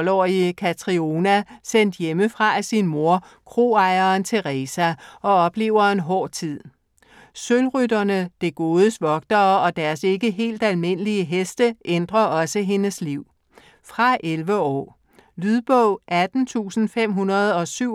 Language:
Danish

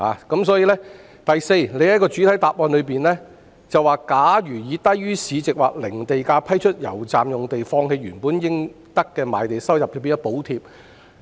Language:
Cantonese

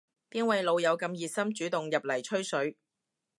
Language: Cantonese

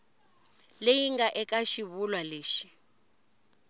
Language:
Tsonga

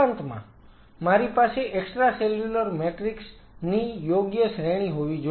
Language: Gujarati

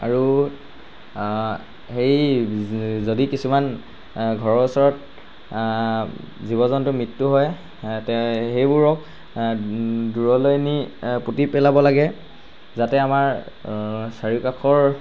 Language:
Assamese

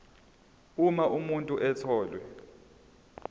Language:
Zulu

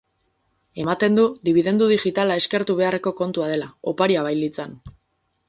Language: Basque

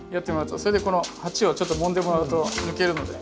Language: Japanese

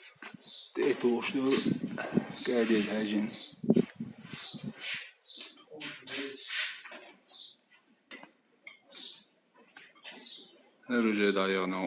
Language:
Russian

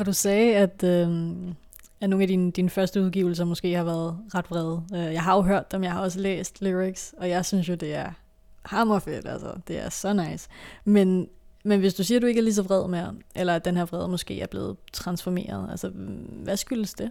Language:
Danish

